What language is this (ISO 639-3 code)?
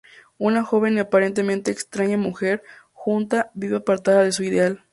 spa